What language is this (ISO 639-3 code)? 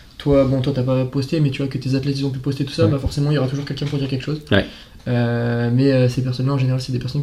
fra